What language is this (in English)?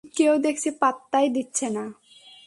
Bangla